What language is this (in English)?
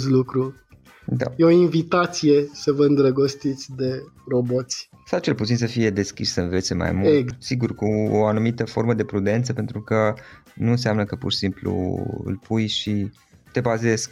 Romanian